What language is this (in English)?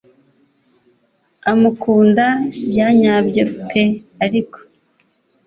Kinyarwanda